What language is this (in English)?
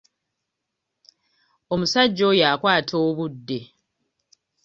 Ganda